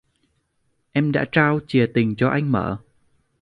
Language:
Vietnamese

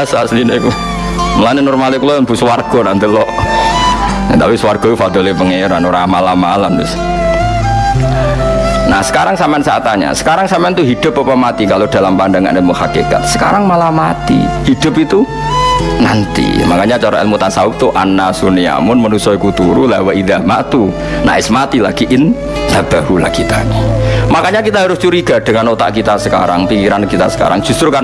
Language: Indonesian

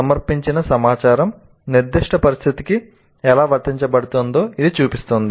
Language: Telugu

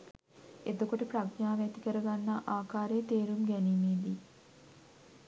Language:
Sinhala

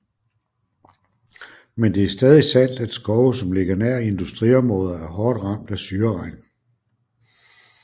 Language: Danish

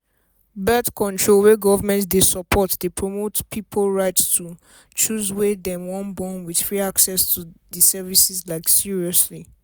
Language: Nigerian Pidgin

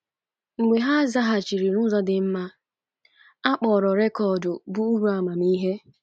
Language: Igbo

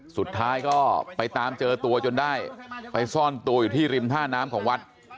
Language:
Thai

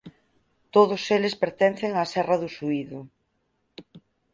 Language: Galician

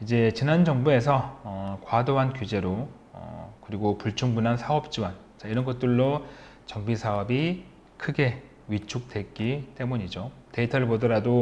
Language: Korean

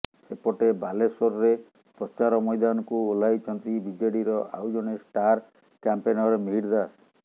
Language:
Odia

